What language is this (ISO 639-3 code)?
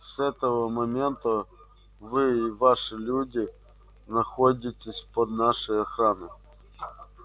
rus